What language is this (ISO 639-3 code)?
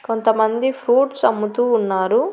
tel